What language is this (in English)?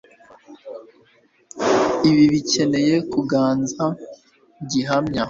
Kinyarwanda